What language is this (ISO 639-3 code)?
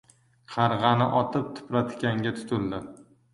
uzb